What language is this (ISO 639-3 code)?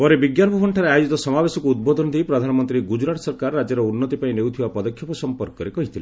ori